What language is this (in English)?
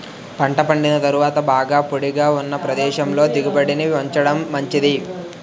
Telugu